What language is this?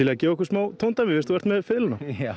Icelandic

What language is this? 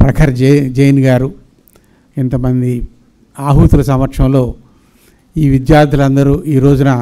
Telugu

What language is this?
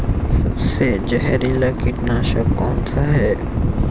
Hindi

